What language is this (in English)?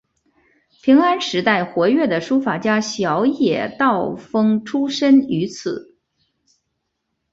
Chinese